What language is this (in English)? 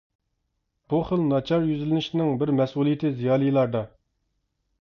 Uyghur